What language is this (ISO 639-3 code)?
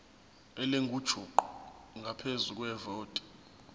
zul